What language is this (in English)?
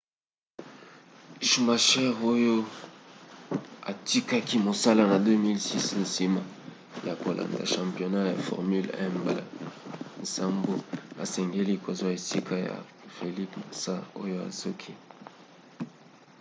Lingala